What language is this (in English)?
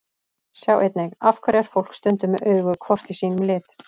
Icelandic